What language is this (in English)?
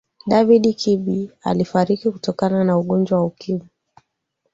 Swahili